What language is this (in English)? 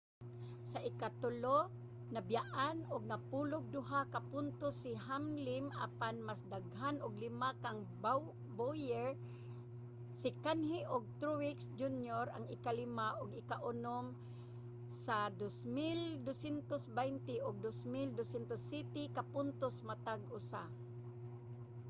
Cebuano